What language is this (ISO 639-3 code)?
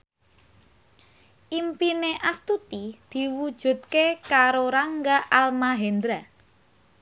jav